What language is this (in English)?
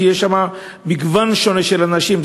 Hebrew